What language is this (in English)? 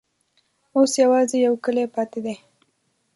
Pashto